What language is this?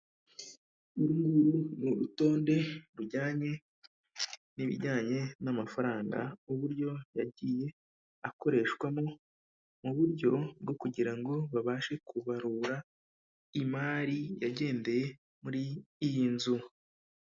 Kinyarwanda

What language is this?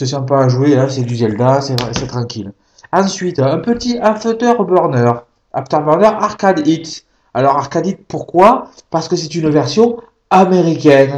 French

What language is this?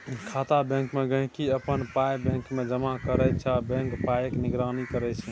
Maithili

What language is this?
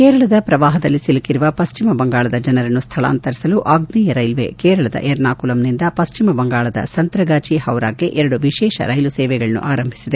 Kannada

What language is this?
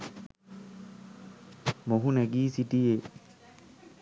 Sinhala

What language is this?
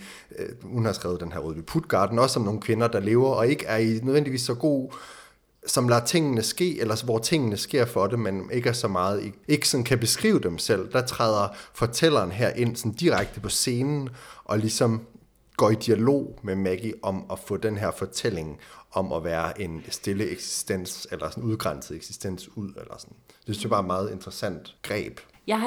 Danish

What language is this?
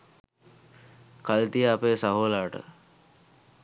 Sinhala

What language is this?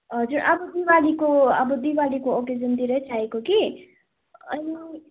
Nepali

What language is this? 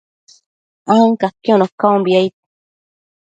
Matsés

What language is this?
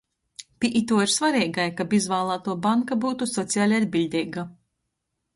Latgalian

